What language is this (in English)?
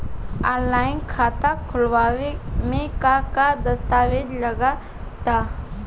Bhojpuri